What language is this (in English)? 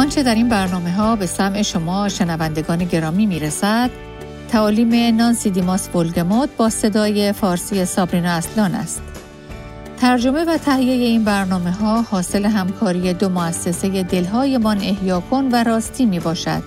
Persian